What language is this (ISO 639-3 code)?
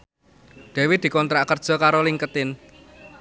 jav